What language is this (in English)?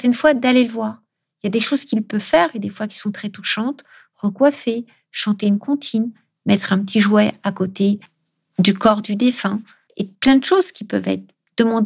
French